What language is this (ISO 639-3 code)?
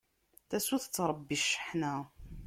kab